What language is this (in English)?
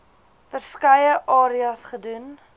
Afrikaans